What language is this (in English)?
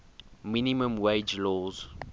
English